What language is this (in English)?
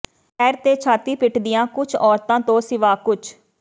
Punjabi